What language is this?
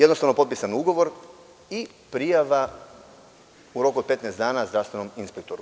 Serbian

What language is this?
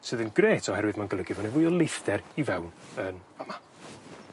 Welsh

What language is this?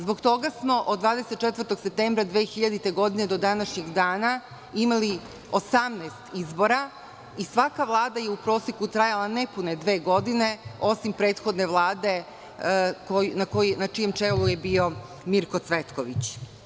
Serbian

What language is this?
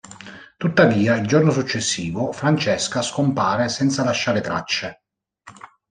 Italian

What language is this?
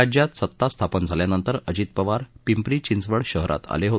Marathi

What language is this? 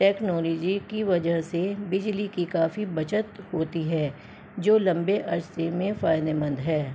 Urdu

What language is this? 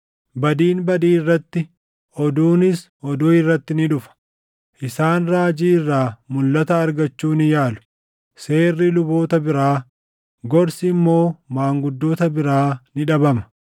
Oromo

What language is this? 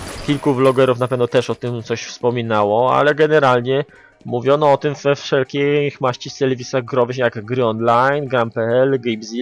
Polish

